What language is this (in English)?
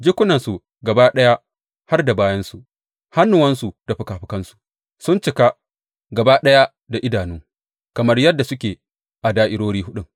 Hausa